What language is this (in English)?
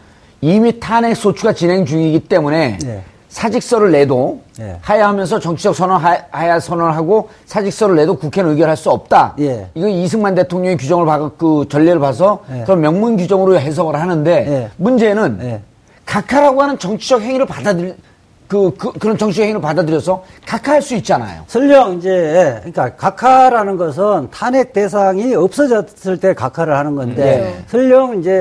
Korean